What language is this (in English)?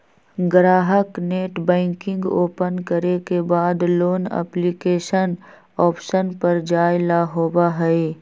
Magahi